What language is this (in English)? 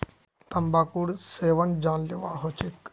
Magahi